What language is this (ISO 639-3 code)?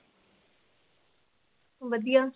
pan